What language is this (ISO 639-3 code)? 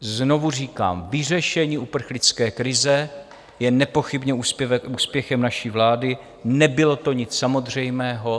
ces